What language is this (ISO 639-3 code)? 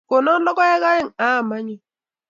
kln